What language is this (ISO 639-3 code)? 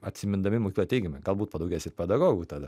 lit